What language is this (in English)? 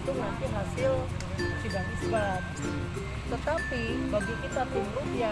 Indonesian